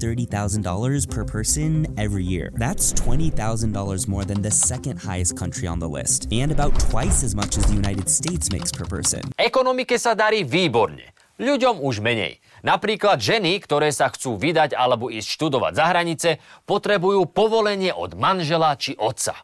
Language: Slovak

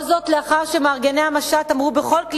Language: Hebrew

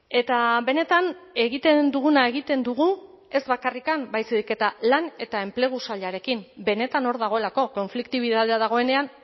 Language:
Basque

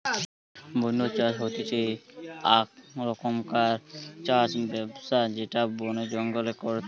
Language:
Bangla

